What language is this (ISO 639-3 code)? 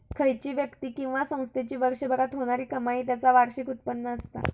mar